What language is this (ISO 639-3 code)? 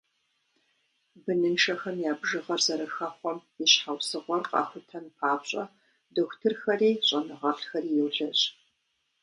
kbd